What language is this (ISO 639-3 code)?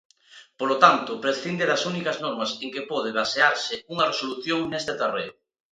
glg